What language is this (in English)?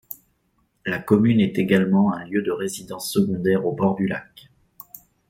French